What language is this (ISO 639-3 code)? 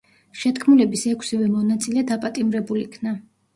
kat